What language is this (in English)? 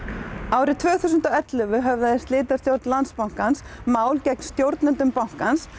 Icelandic